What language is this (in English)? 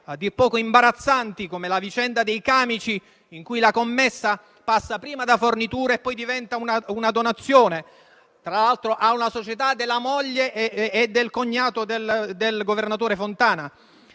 Italian